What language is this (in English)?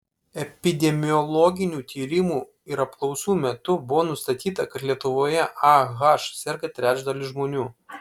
Lithuanian